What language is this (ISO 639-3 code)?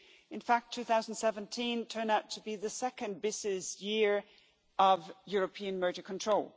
eng